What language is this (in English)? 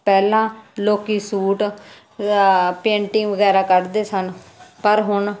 Punjabi